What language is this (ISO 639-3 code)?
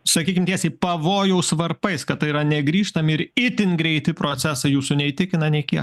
lit